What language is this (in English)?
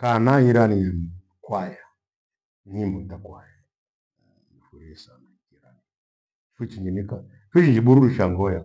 Gweno